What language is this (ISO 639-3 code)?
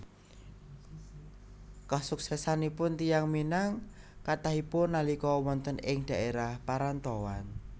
jav